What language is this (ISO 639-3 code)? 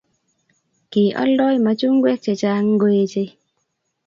kln